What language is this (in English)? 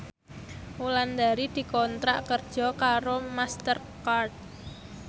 Javanese